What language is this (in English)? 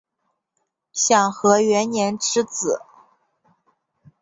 Chinese